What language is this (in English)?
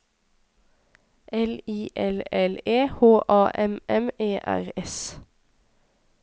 Norwegian